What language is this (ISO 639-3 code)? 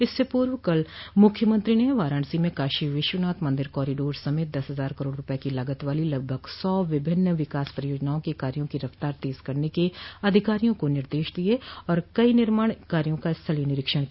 hin